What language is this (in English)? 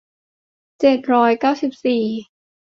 Thai